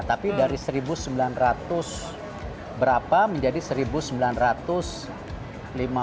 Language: Indonesian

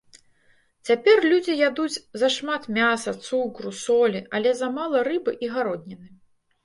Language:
Belarusian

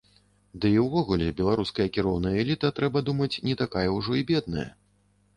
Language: Belarusian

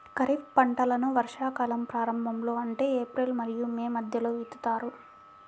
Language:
Telugu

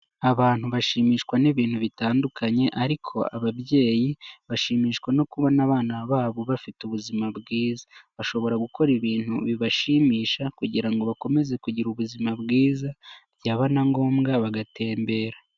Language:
Kinyarwanda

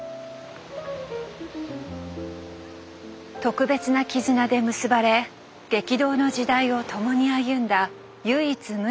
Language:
Japanese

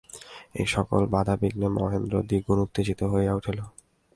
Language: Bangla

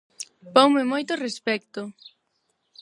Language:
Galician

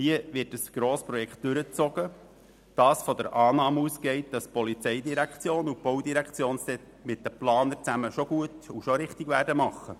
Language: Swiss German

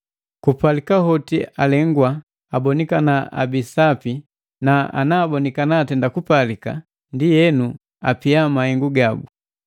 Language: Matengo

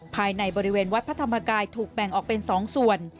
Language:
Thai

